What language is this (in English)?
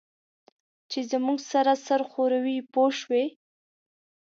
Pashto